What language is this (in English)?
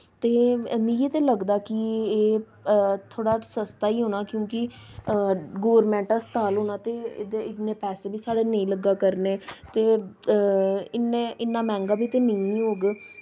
Dogri